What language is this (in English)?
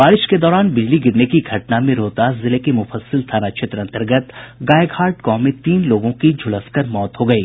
Hindi